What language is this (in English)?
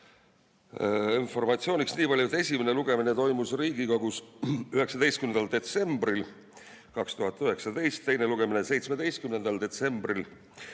Estonian